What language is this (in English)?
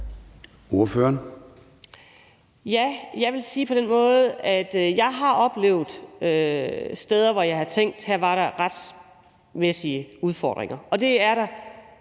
Danish